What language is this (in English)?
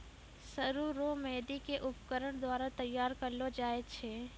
Maithili